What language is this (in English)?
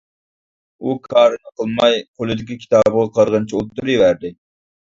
Uyghur